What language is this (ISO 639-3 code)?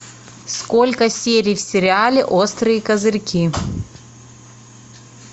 rus